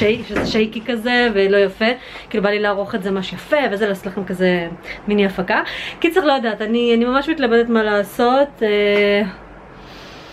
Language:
Hebrew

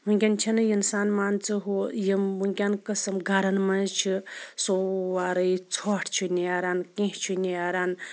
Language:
Kashmiri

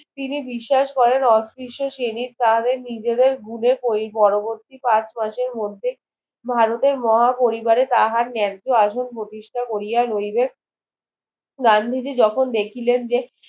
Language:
Bangla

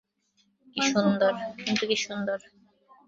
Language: Bangla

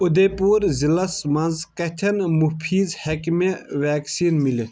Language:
Kashmiri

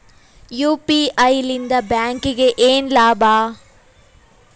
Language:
Kannada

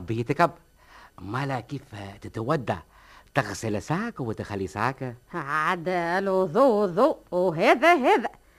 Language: Arabic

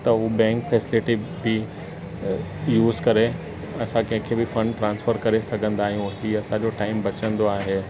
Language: Sindhi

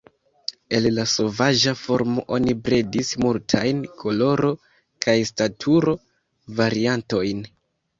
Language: Esperanto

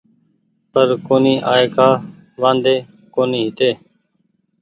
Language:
Goaria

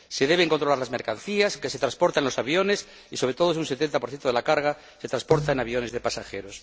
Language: Spanish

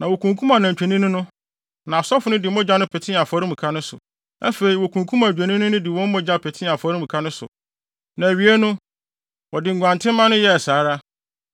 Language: Akan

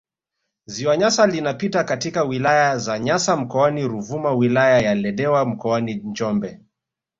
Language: Swahili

